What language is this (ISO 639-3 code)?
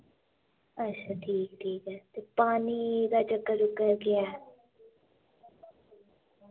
doi